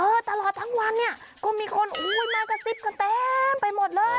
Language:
Thai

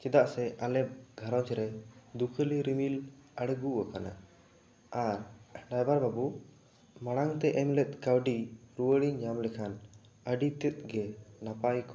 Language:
Santali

